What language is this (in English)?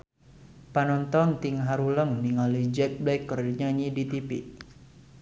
Sundanese